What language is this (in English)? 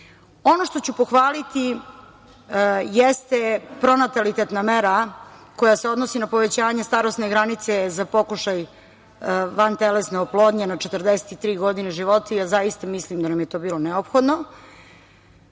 Serbian